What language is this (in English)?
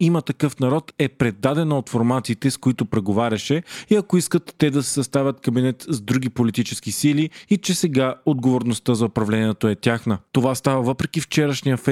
Bulgarian